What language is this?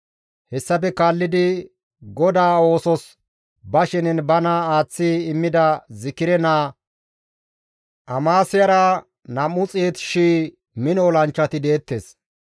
Gamo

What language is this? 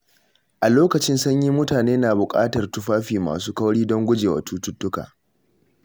Hausa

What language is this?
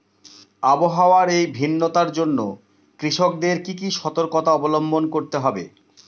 Bangla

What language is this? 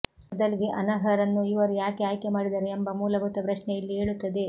Kannada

